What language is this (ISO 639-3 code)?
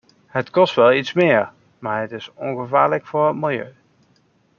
nld